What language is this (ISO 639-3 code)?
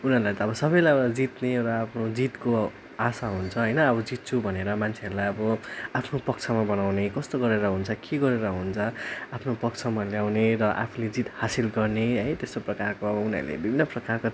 nep